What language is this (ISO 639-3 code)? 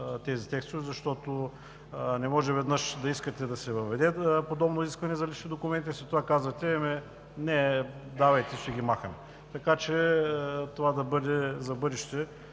bul